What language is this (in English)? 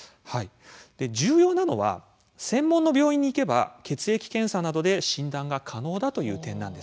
Japanese